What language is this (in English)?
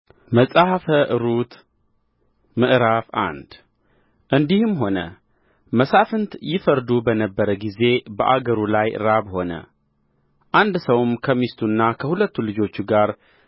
Amharic